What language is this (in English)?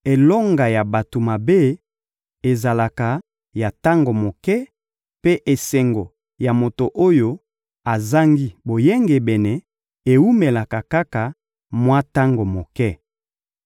Lingala